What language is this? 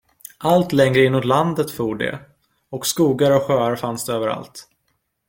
Swedish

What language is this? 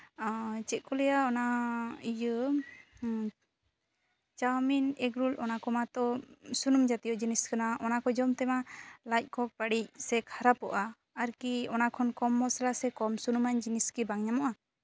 Santali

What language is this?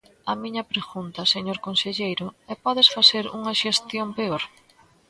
Galician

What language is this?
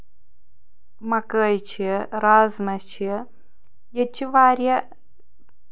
Kashmiri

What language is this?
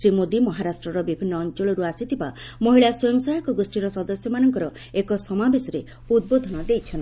Odia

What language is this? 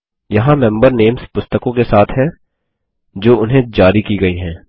Hindi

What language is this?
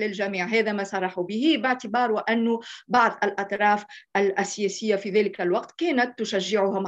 Arabic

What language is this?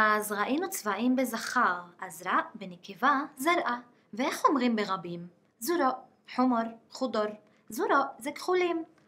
Hebrew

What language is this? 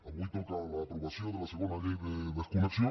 Catalan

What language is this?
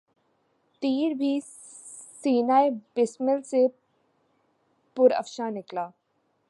Urdu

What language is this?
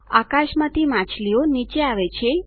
Gujarati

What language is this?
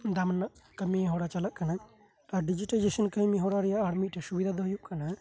Santali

